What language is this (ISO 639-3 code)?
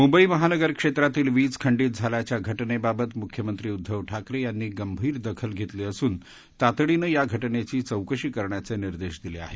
mar